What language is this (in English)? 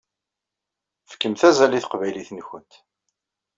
Kabyle